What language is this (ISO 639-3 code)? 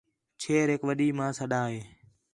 xhe